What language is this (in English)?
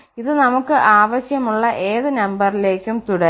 Malayalam